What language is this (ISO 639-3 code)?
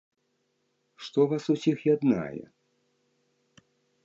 bel